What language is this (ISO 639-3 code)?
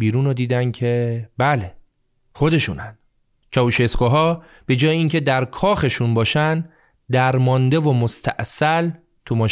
fas